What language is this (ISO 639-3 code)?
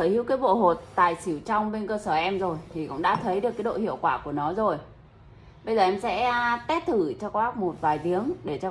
vie